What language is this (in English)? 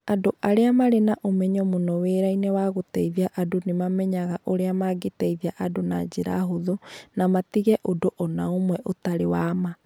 Kikuyu